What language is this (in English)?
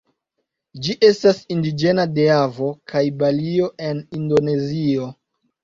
Esperanto